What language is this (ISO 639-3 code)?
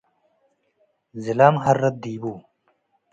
tig